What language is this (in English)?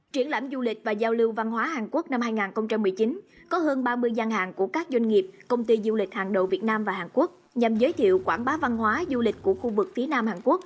Vietnamese